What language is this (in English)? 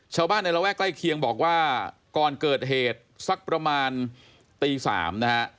Thai